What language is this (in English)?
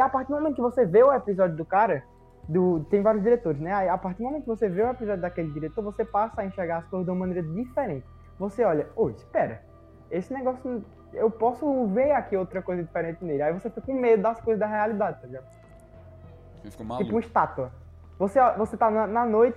Portuguese